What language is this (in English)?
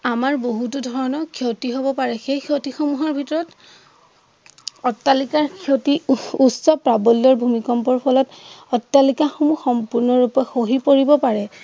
Assamese